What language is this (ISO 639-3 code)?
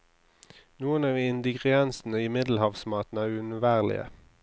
nor